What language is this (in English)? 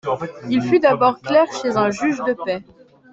French